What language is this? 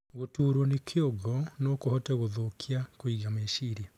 Kikuyu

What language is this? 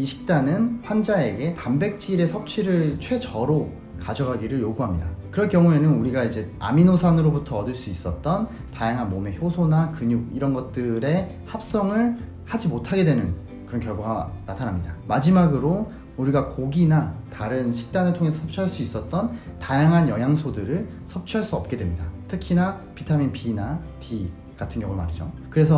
Korean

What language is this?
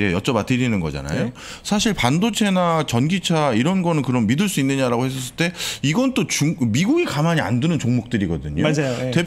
Korean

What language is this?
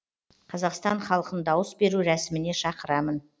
Kazakh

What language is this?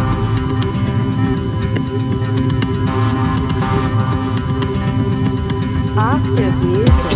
Polish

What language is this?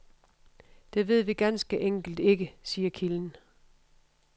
Danish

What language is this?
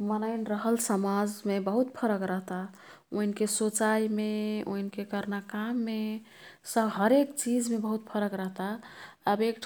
Kathoriya Tharu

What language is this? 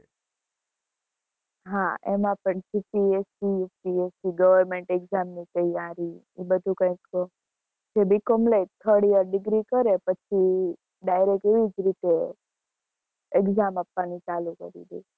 Gujarati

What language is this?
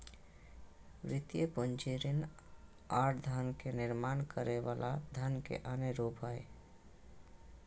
Magahi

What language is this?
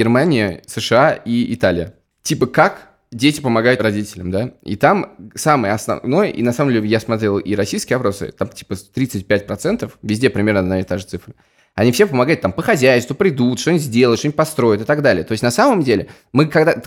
Russian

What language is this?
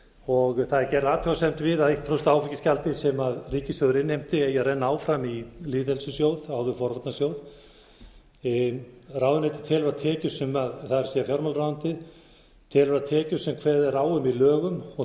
Icelandic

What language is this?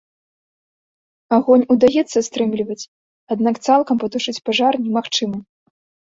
Belarusian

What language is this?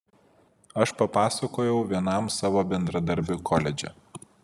Lithuanian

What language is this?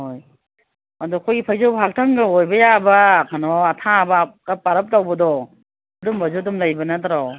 Manipuri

